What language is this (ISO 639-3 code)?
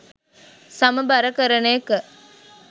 sin